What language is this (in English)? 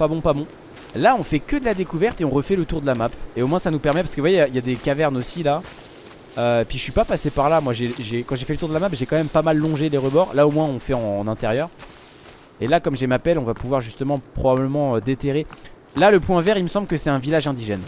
French